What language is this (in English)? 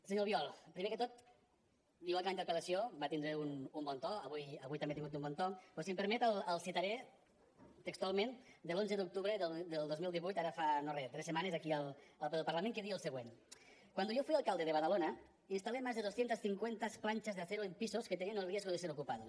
Catalan